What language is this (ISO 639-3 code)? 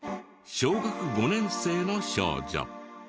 jpn